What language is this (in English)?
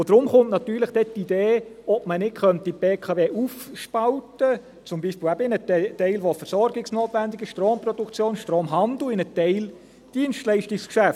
Swiss German